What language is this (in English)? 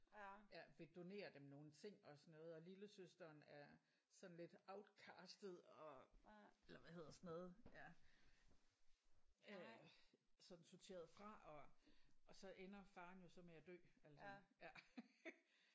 Danish